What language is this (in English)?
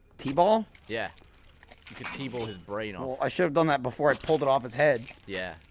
English